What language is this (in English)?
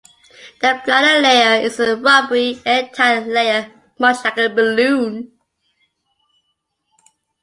English